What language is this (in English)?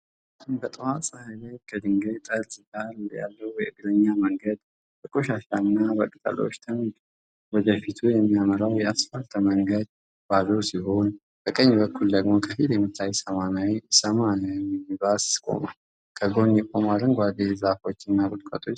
Amharic